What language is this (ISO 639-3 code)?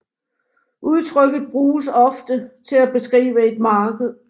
dan